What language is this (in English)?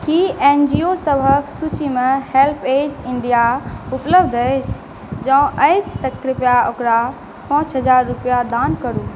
Maithili